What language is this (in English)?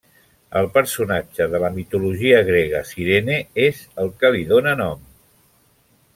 Catalan